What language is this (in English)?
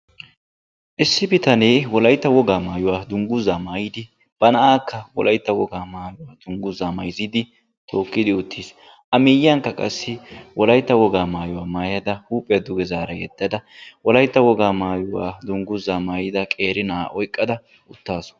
Wolaytta